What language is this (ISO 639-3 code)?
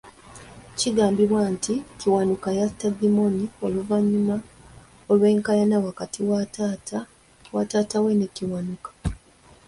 lug